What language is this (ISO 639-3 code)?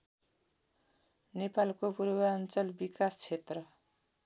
nep